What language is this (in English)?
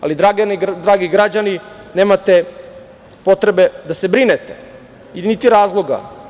Serbian